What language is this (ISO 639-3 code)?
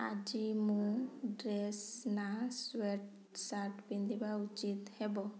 ori